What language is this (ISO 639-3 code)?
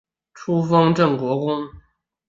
zho